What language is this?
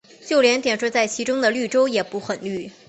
Chinese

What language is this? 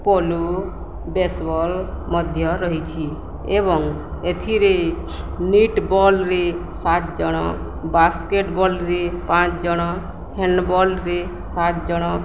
Odia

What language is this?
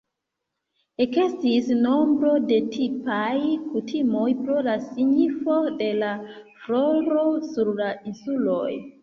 Esperanto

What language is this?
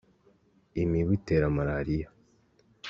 Kinyarwanda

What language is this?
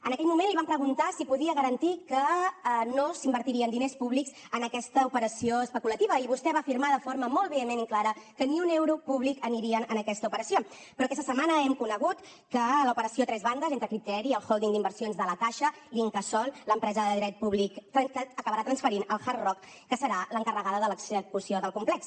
Catalan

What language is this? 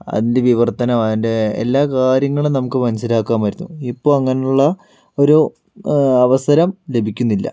Malayalam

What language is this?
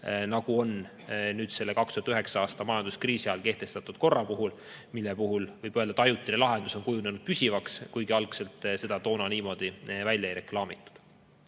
Estonian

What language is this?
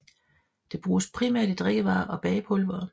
Danish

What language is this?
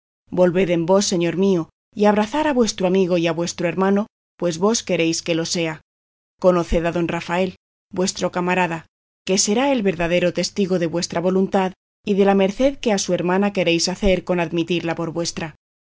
Spanish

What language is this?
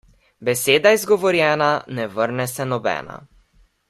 Slovenian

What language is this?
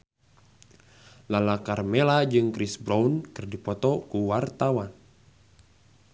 Sundanese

